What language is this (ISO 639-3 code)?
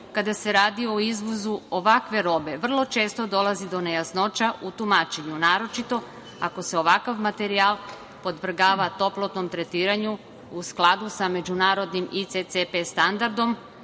srp